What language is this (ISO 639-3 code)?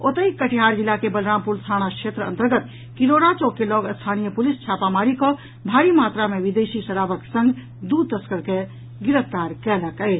mai